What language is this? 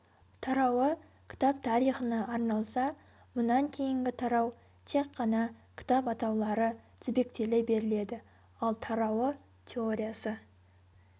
Kazakh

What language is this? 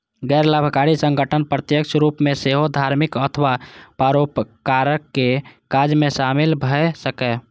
Maithili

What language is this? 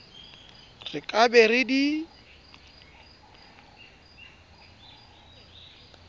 Southern Sotho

